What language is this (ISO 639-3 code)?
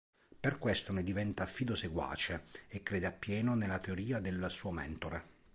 ita